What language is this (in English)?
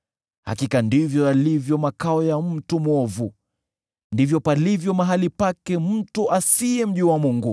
Swahili